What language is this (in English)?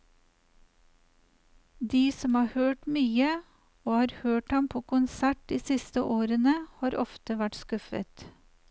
Norwegian